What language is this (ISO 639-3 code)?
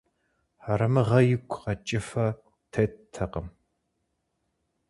kbd